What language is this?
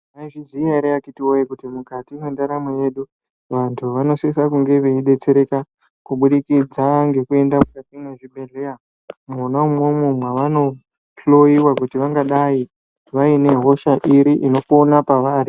Ndau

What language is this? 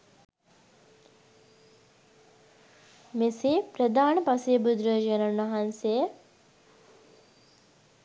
Sinhala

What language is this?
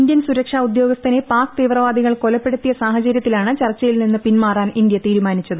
Malayalam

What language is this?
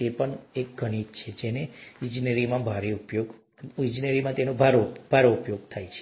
Gujarati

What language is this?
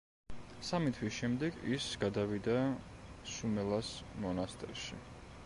Georgian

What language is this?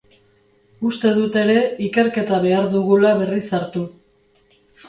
Basque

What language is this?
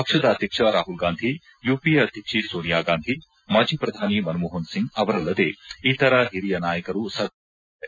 Kannada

